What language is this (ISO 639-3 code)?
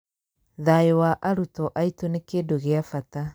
kik